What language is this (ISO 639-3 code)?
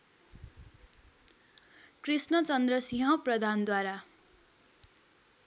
nep